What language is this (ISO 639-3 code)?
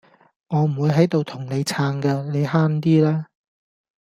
yue